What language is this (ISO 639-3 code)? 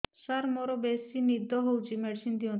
ori